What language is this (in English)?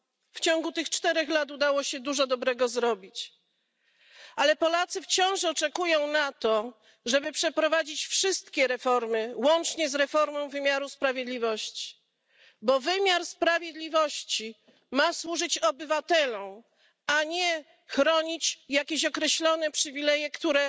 Polish